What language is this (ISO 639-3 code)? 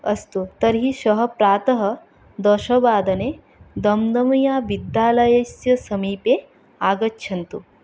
san